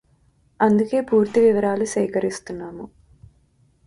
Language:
Telugu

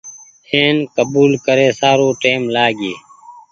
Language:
Goaria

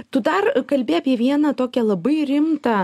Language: Lithuanian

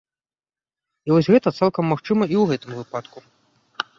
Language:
Belarusian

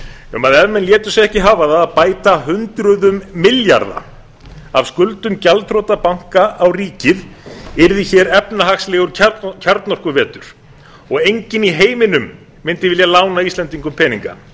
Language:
Icelandic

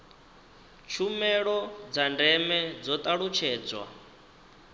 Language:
Venda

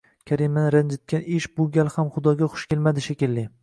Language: Uzbek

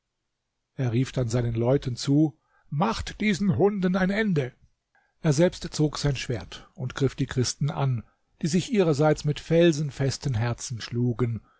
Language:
German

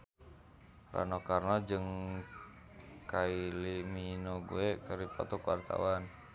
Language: Sundanese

